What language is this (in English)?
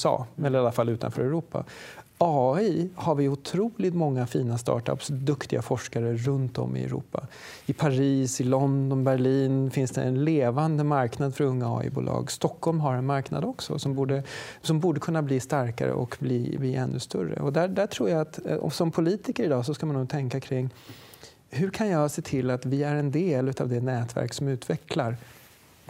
Swedish